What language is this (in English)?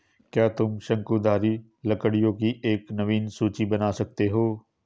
Hindi